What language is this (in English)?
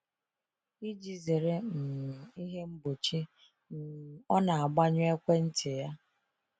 Igbo